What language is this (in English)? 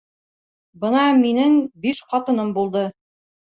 Bashkir